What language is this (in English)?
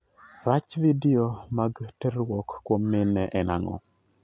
Luo (Kenya and Tanzania)